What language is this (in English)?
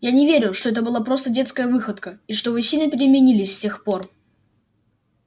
Russian